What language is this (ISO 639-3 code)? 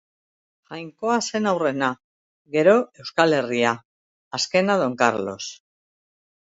eus